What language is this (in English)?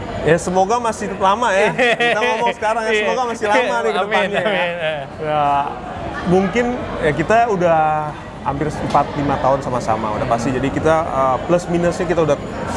Indonesian